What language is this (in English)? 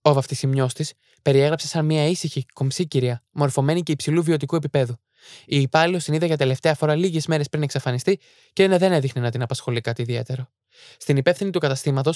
Greek